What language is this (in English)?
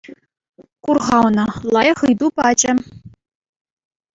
Chuvash